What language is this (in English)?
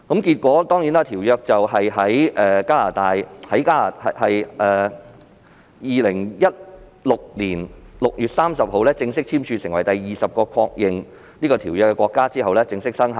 Cantonese